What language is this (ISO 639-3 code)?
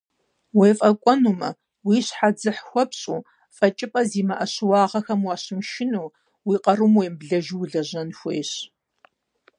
kbd